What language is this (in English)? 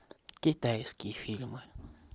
Russian